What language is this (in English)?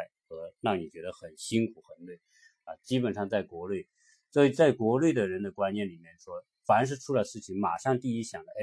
Chinese